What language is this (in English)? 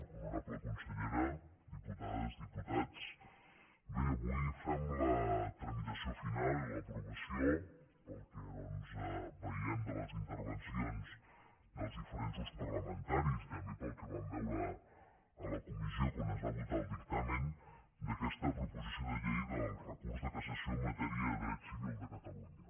Catalan